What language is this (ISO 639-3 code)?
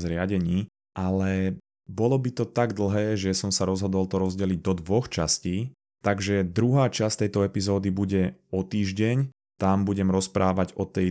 slk